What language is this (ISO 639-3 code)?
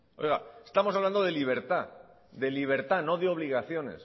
spa